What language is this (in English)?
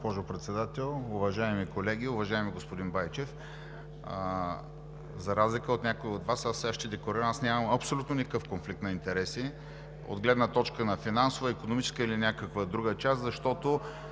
Bulgarian